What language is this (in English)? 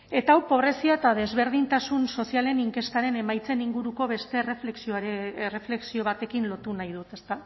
Basque